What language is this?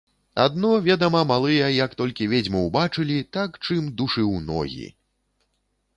Belarusian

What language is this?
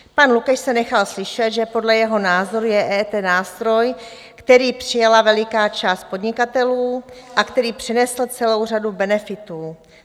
Czech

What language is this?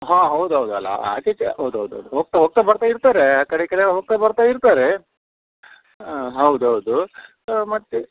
Kannada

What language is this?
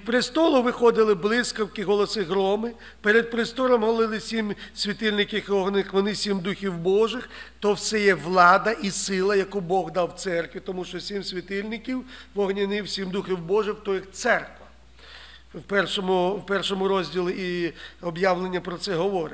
Ukrainian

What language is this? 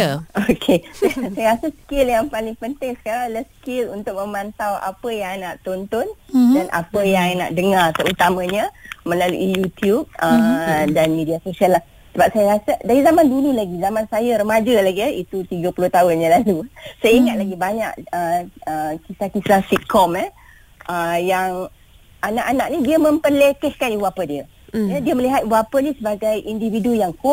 Malay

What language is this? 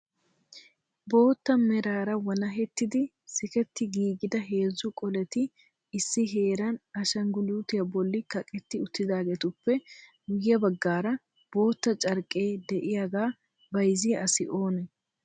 Wolaytta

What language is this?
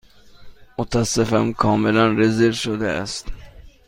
Persian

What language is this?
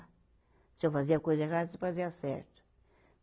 Portuguese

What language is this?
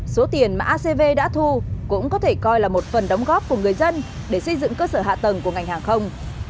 Vietnamese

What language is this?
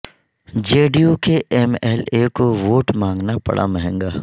Urdu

